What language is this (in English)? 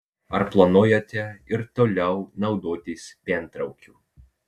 Lithuanian